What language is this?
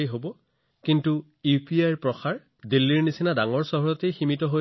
Assamese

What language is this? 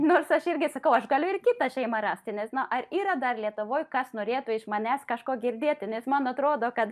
Lithuanian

